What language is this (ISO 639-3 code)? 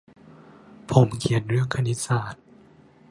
tha